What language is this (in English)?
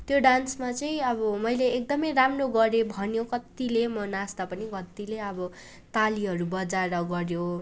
Nepali